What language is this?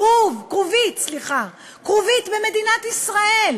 Hebrew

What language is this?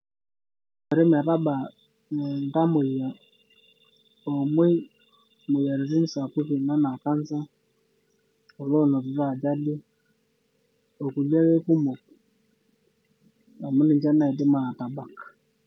Masai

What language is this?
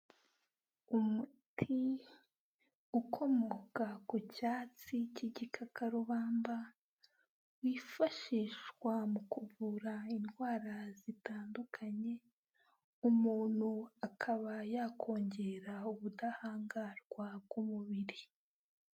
Kinyarwanda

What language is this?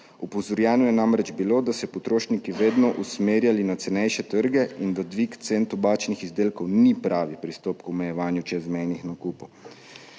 Slovenian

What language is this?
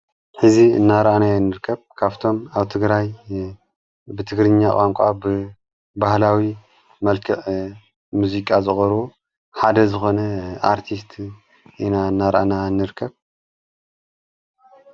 Tigrinya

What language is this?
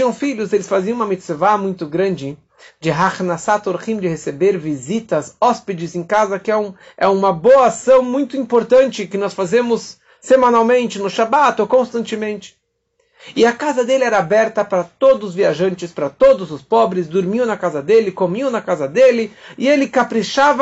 Portuguese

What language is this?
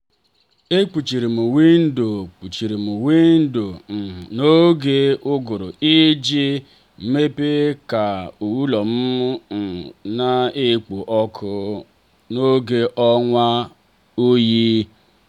Igbo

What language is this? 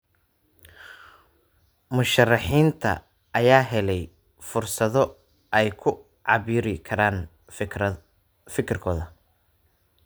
Somali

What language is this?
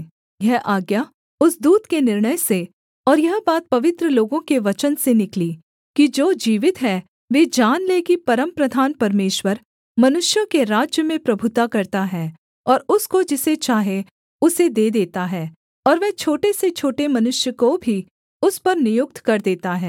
Hindi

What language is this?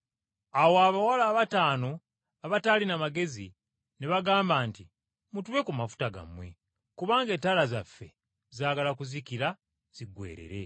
Ganda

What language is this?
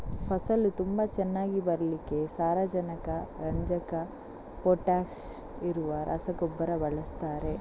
Kannada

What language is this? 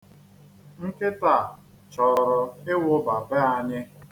Igbo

